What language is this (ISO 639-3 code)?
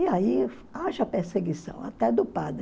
por